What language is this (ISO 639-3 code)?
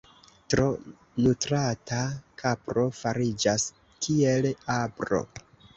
epo